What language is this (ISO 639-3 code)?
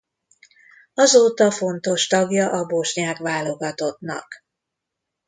hun